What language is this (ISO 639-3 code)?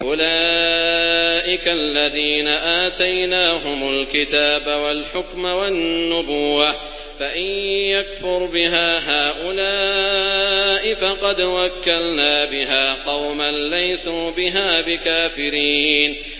ara